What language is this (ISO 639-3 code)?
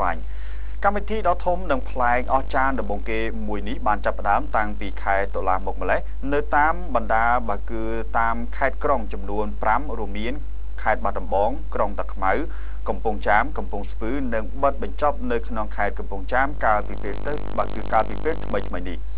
tha